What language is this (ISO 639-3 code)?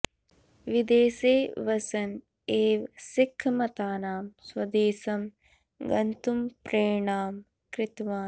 san